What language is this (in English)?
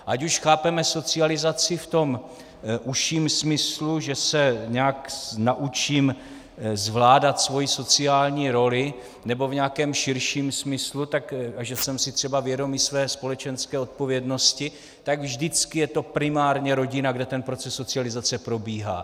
Czech